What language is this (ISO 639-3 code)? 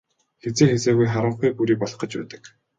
mon